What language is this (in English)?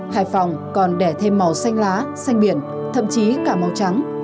Vietnamese